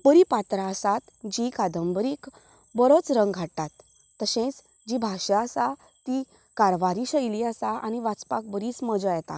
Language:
Konkani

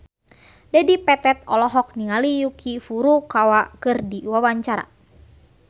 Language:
Sundanese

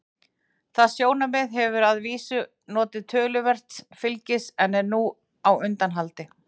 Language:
Icelandic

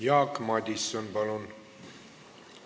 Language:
Estonian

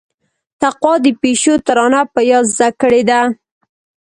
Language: Pashto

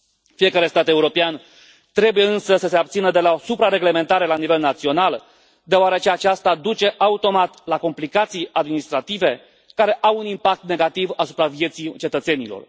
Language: Romanian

